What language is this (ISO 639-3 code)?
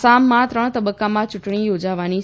guj